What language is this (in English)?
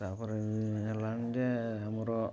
Odia